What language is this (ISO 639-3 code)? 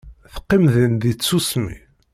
kab